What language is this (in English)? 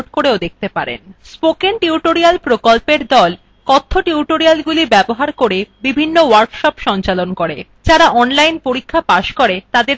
Bangla